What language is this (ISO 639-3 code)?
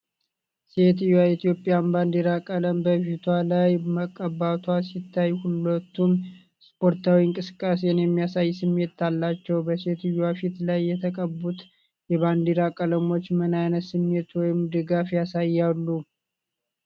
amh